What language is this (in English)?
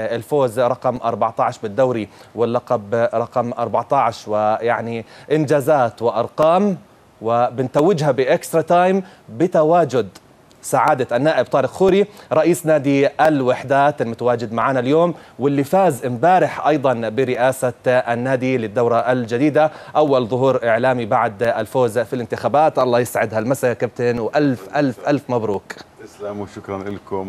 Arabic